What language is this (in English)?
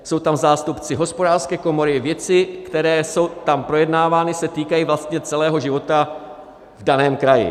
Czech